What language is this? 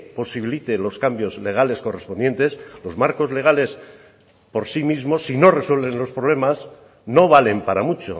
Spanish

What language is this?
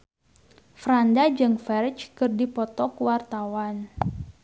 Sundanese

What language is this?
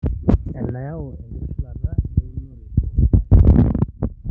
Masai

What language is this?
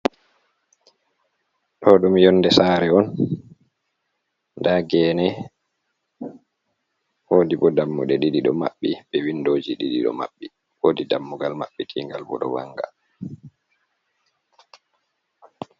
Fula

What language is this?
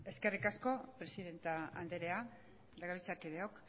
Basque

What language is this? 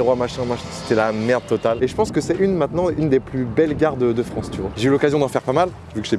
French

